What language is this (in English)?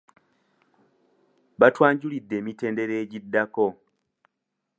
Ganda